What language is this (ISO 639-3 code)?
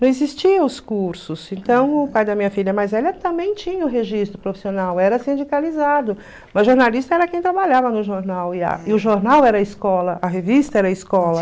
por